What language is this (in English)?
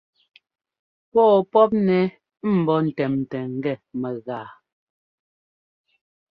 Ngomba